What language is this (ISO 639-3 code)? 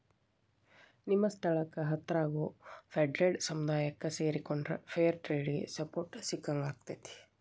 kan